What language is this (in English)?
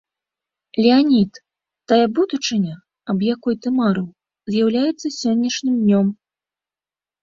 Belarusian